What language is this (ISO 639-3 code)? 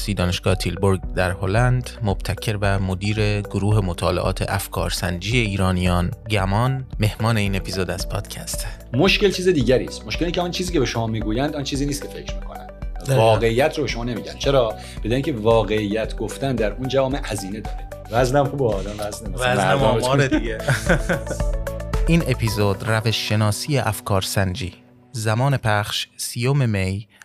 fas